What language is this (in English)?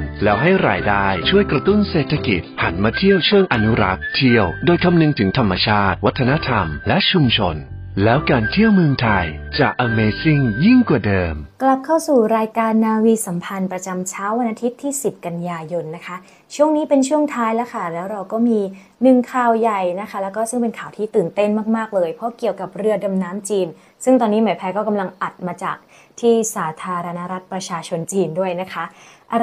Thai